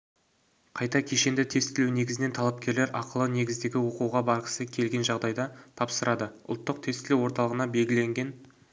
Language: Kazakh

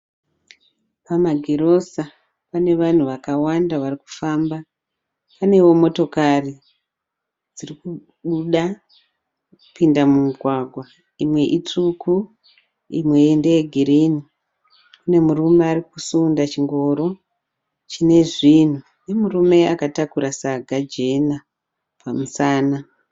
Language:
Shona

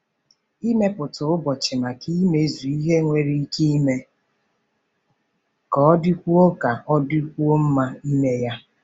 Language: Igbo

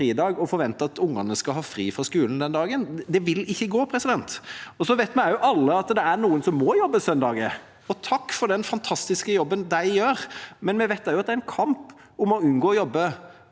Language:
Norwegian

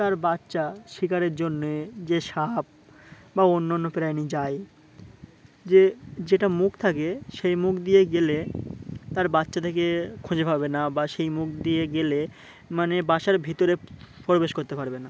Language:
Bangla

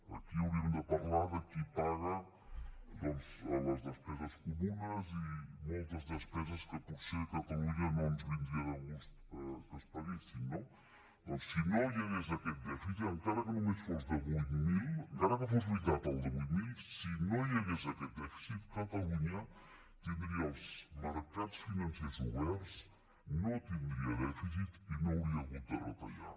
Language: Catalan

